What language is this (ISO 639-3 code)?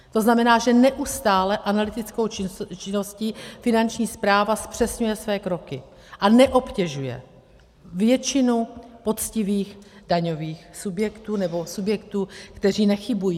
ces